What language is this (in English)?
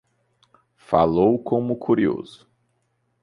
Portuguese